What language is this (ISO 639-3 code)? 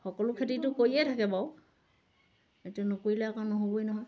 asm